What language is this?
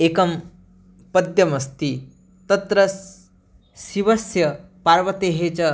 Sanskrit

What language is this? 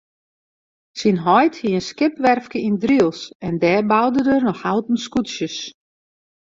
Western Frisian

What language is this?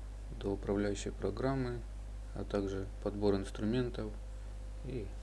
Russian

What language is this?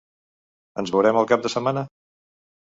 Catalan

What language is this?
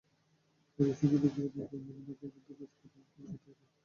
Bangla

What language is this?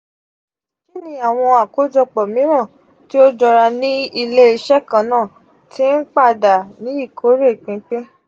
Yoruba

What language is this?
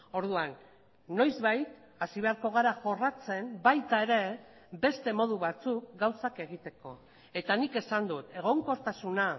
Basque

